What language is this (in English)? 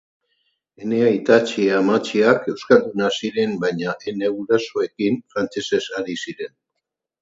Basque